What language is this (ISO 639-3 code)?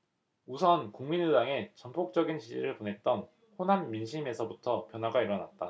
kor